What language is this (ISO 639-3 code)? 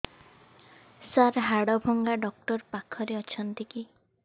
ori